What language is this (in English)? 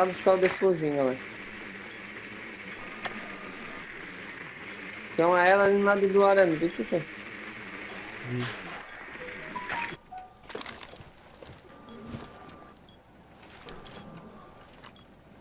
Portuguese